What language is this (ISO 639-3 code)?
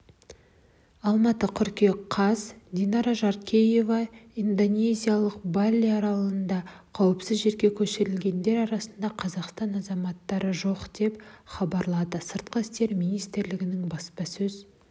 kaz